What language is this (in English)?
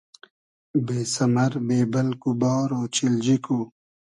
Hazaragi